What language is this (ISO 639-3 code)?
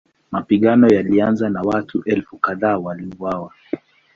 swa